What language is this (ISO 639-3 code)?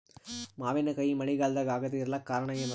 kan